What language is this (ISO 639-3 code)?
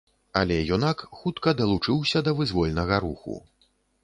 bel